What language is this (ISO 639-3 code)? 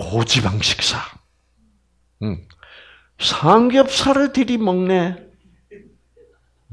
kor